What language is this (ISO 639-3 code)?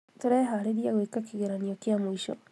kik